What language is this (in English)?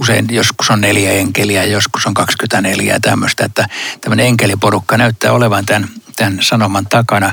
Finnish